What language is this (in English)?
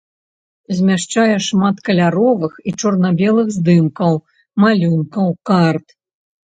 Belarusian